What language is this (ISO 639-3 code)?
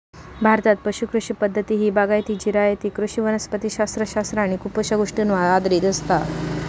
mar